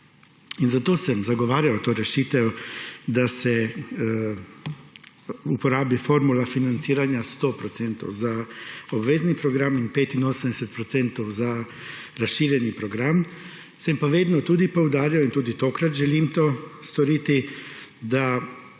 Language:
Slovenian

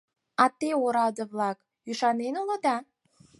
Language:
Mari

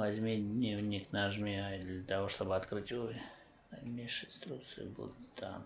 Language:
Russian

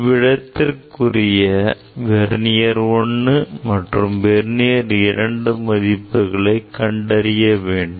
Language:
Tamil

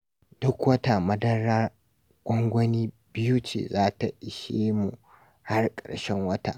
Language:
Hausa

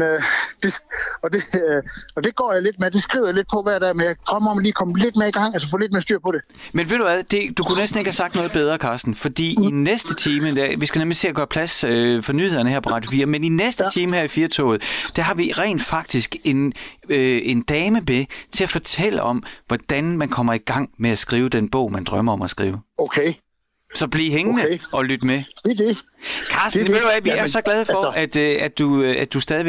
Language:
Danish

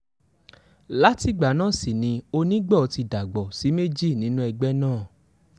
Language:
Yoruba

